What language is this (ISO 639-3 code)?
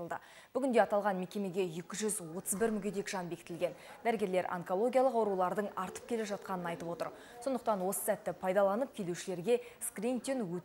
rus